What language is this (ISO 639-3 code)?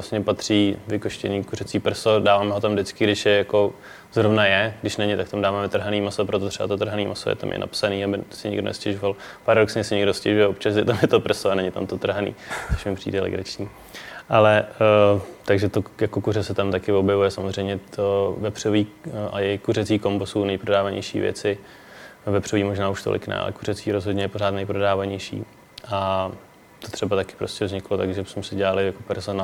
ces